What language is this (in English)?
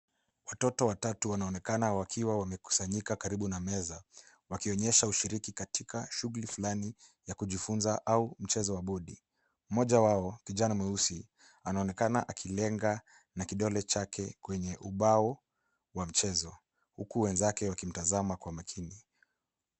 Swahili